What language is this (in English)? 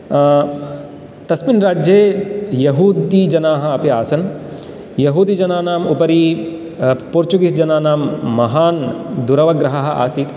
Sanskrit